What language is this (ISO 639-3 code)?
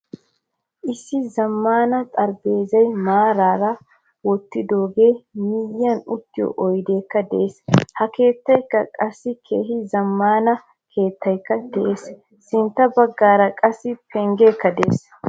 wal